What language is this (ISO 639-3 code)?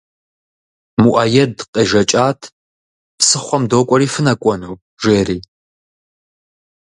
kbd